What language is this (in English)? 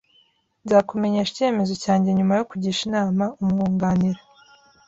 Kinyarwanda